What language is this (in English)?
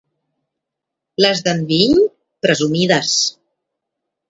Catalan